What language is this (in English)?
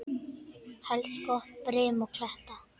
Icelandic